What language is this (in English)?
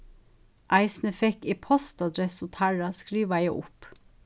Faroese